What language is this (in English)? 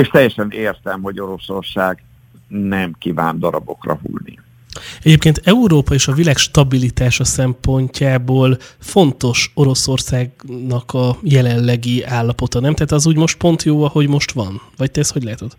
Hungarian